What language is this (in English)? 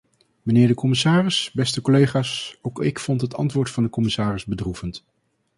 Dutch